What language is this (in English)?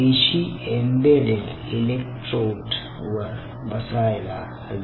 Marathi